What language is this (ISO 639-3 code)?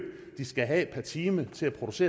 dan